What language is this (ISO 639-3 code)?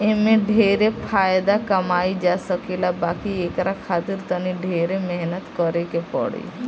bho